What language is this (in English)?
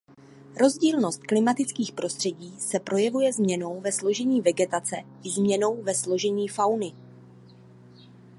Czech